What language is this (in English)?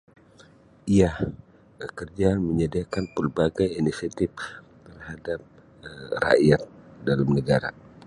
Sabah Malay